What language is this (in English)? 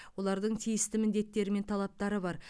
Kazakh